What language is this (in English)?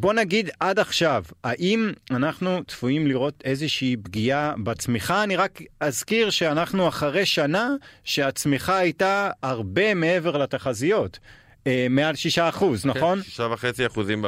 Hebrew